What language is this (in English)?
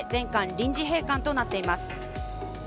Japanese